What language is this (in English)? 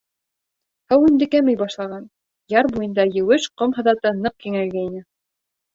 Bashkir